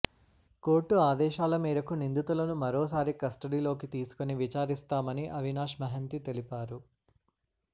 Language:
Telugu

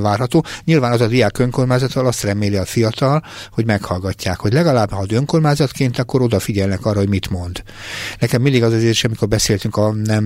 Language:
Hungarian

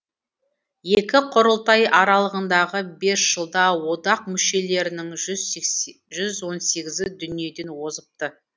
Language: Kazakh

